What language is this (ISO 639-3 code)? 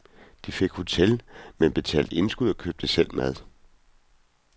dan